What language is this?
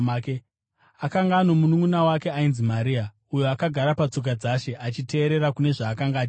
Shona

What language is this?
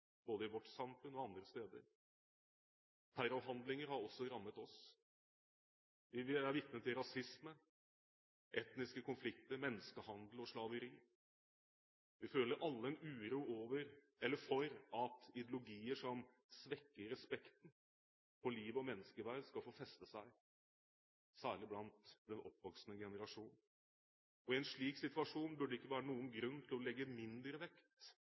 Norwegian Bokmål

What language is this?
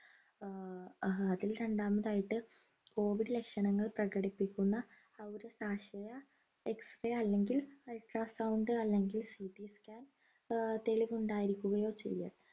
Malayalam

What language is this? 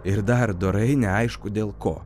Lithuanian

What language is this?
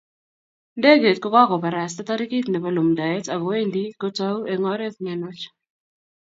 Kalenjin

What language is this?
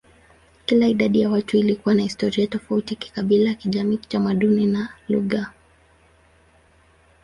Swahili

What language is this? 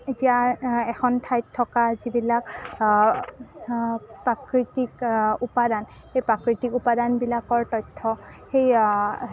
Assamese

